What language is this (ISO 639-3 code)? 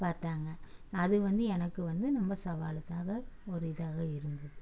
tam